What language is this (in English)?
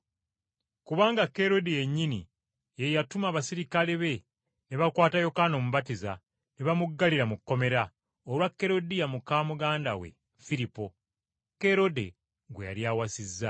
Ganda